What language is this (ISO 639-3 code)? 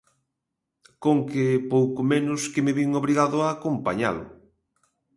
glg